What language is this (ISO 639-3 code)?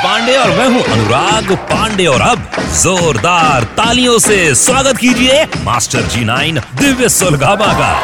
hin